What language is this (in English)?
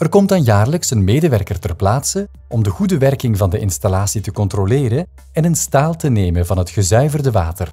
Dutch